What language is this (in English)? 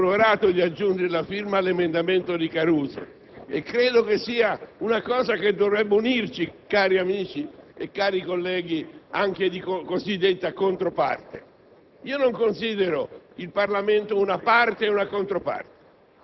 Italian